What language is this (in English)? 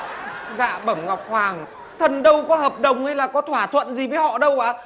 Vietnamese